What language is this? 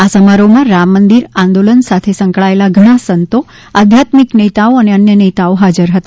Gujarati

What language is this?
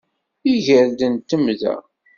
Kabyle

